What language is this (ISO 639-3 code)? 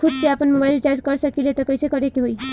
bho